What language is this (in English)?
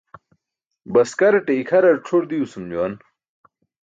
Burushaski